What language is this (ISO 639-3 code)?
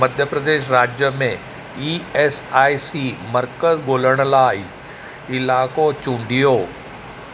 snd